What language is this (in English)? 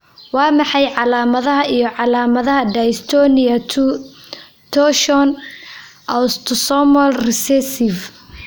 Somali